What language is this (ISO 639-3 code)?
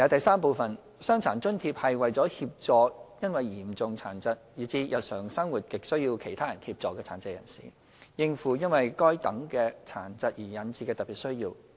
yue